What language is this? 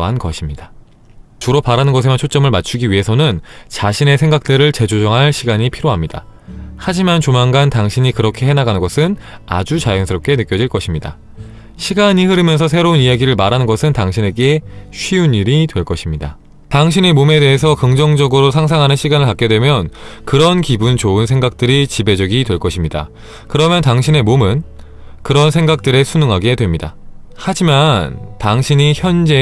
Korean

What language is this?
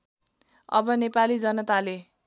Nepali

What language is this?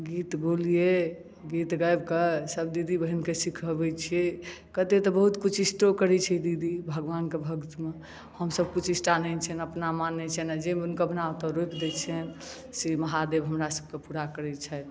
Maithili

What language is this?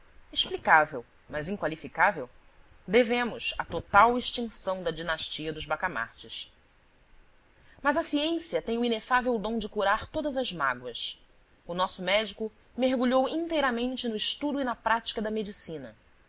Portuguese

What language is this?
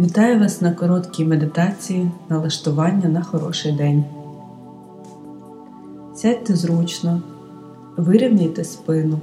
Ukrainian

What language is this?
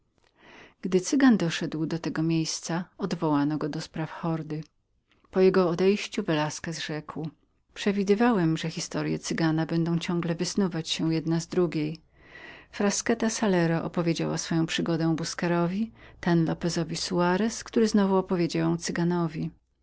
Polish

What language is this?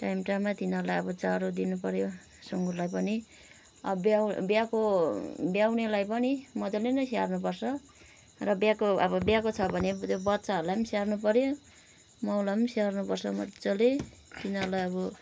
Nepali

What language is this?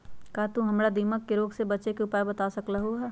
Magahi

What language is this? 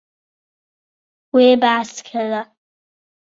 Kurdish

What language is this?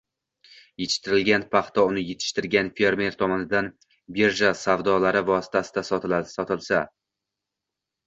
Uzbek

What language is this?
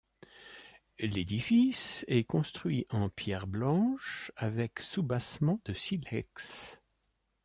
French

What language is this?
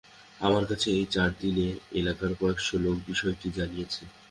Bangla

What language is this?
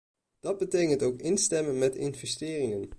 Dutch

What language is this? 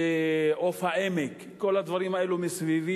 Hebrew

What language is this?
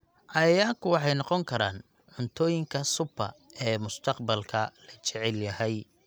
Somali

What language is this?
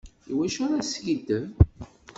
Kabyle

